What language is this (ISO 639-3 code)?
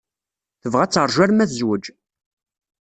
kab